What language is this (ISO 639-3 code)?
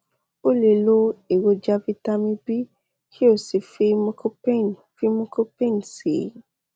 yor